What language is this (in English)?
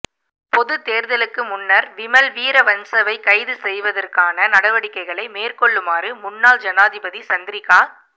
Tamil